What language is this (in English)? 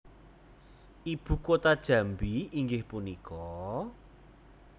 Javanese